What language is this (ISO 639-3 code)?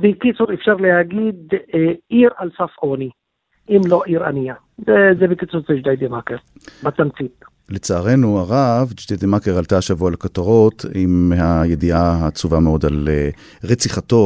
heb